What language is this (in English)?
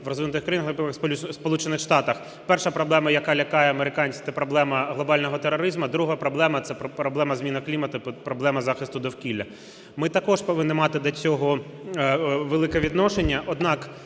Ukrainian